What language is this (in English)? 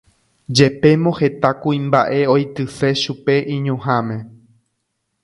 Guarani